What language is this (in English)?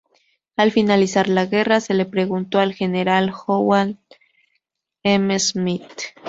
Spanish